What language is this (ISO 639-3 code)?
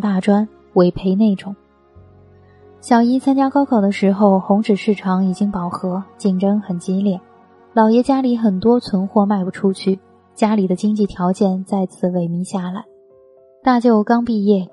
zho